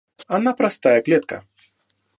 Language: Russian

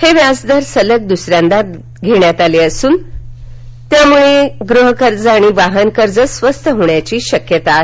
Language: Marathi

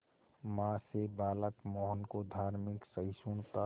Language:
Hindi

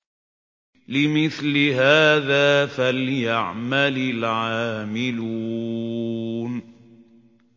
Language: Arabic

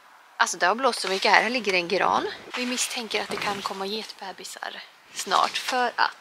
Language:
Swedish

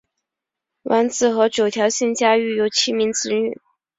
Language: Chinese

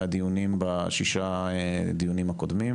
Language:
Hebrew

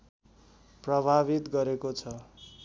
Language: Nepali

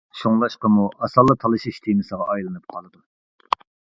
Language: Uyghur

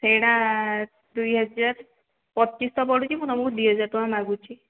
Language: Odia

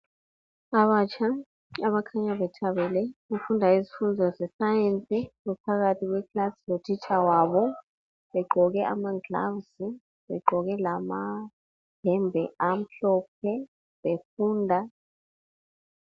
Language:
North Ndebele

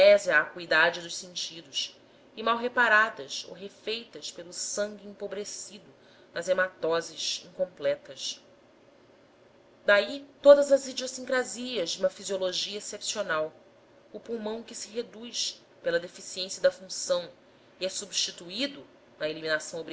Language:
Portuguese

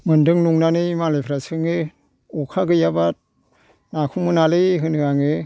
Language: Bodo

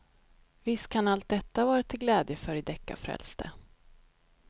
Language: Swedish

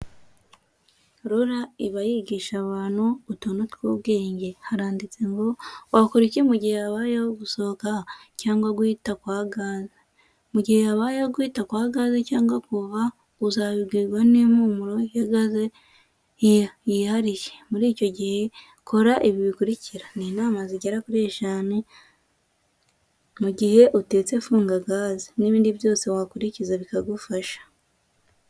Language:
Kinyarwanda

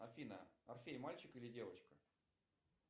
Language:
Russian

